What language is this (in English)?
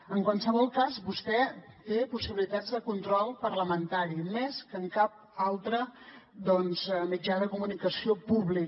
Catalan